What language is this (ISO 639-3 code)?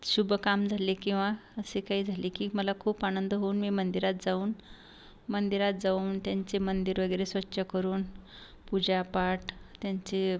mar